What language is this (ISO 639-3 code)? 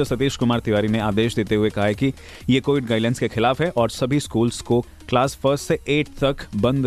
hin